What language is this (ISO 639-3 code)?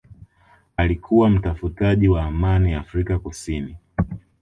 swa